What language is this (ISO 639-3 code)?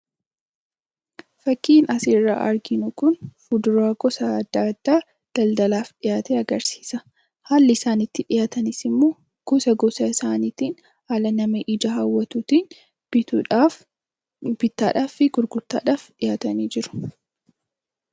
orm